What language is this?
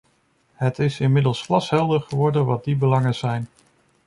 Dutch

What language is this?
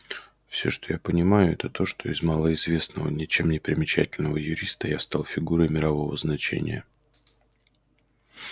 Russian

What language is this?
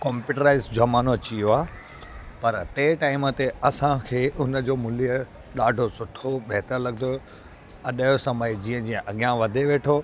Sindhi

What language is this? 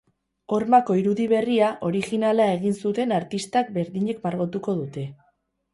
Basque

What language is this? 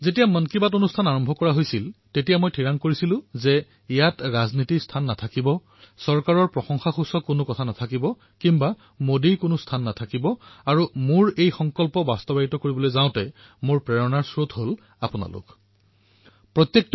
Assamese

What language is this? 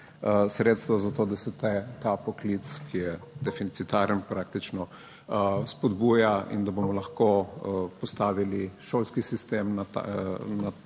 Slovenian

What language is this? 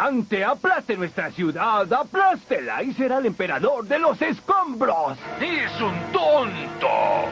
Spanish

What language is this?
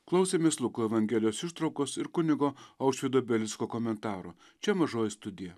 Lithuanian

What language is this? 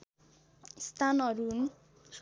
Nepali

